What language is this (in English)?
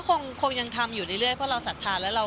Thai